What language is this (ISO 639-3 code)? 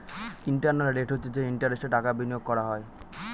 ben